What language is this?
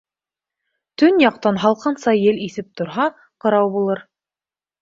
Bashkir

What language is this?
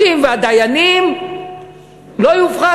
Hebrew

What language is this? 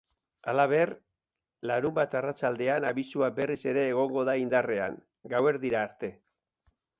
Basque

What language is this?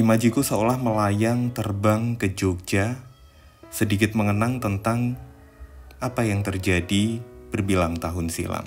Indonesian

